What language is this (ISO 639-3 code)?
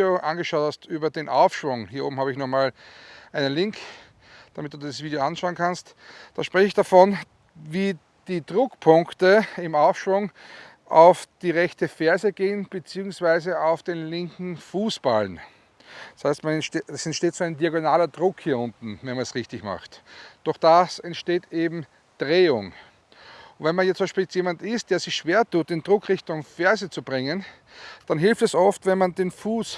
deu